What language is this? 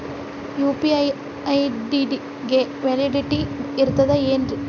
Kannada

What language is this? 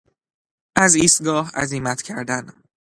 Persian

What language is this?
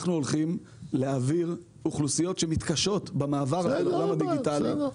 Hebrew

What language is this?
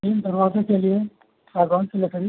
Hindi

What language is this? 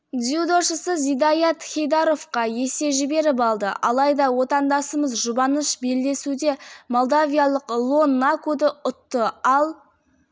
Kazakh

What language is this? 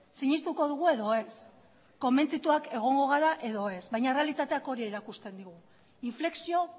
Basque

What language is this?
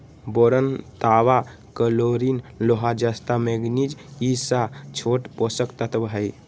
Magahi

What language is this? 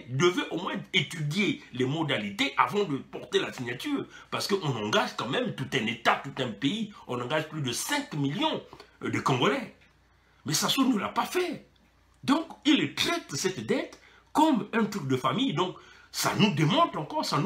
French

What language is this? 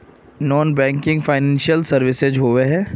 Magahi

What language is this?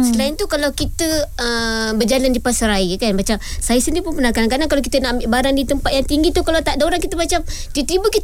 Malay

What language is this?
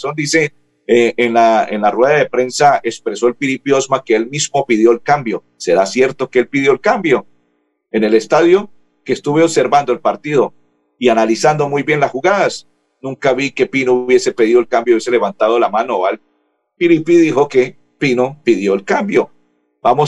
Spanish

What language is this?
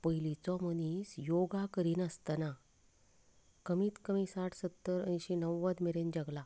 Konkani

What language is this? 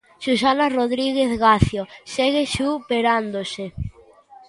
Galician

